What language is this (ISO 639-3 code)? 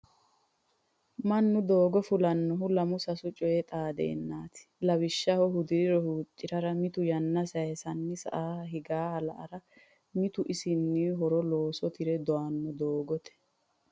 sid